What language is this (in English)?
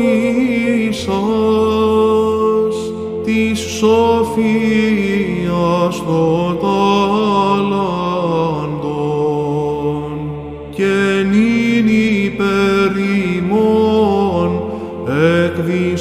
Greek